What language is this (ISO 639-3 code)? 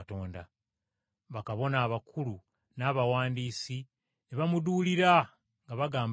lug